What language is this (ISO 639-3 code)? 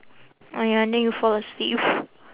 eng